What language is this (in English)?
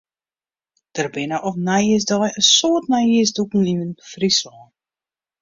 Western Frisian